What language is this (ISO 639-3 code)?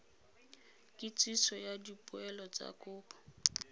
tsn